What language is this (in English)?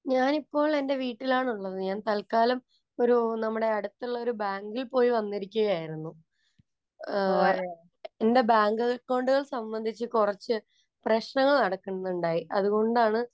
Malayalam